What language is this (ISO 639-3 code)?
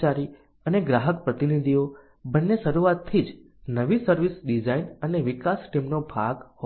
guj